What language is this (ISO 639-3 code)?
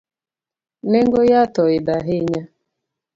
luo